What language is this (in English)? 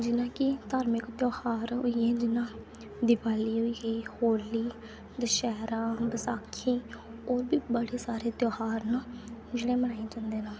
Dogri